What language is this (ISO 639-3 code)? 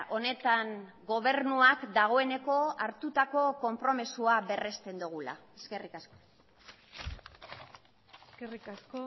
eus